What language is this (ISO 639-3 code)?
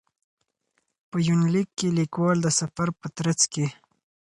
pus